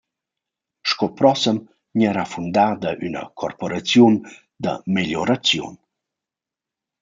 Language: Romansh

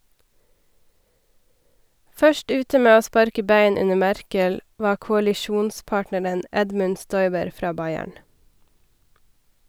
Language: Norwegian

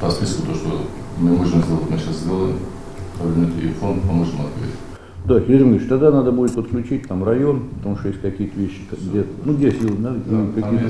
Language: Russian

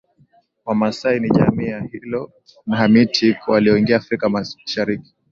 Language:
Swahili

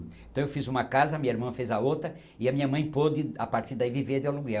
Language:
Portuguese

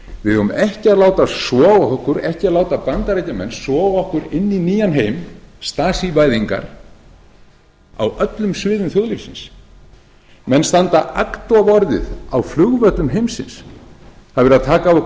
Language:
Icelandic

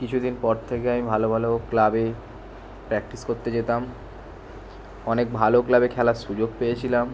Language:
Bangla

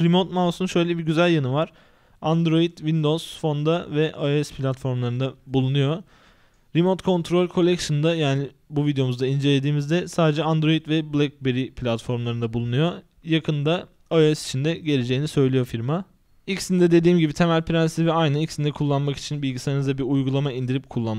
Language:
Turkish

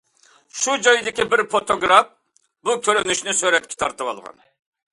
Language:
Uyghur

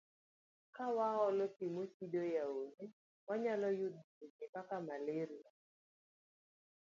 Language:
Luo (Kenya and Tanzania)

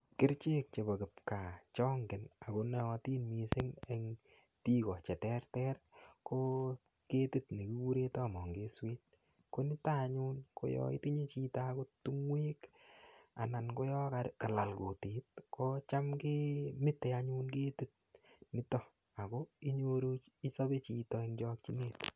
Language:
Kalenjin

